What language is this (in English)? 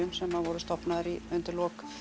Icelandic